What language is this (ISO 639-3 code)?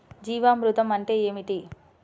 tel